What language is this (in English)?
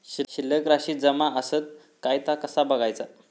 Marathi